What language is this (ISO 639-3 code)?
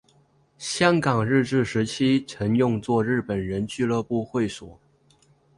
zho